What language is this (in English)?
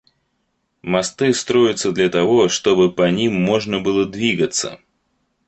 Russian